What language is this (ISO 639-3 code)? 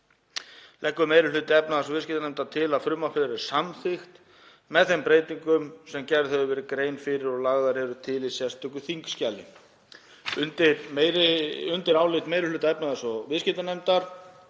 isl